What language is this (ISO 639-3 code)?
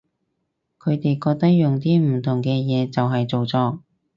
yue